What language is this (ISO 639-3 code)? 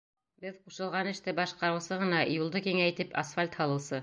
bak